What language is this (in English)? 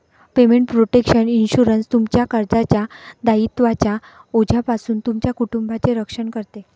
Marathi